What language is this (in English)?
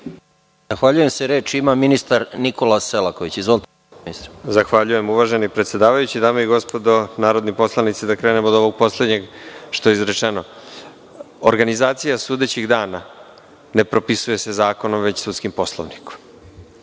Serbian